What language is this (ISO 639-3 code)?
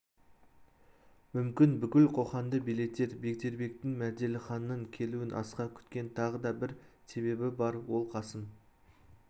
kaz